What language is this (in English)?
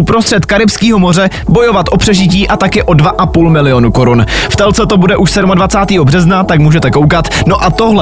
Czech